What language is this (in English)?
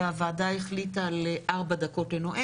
Hebrew